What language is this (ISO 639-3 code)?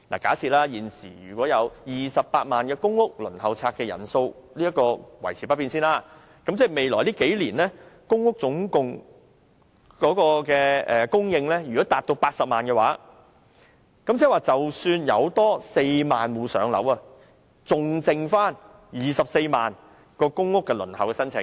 yue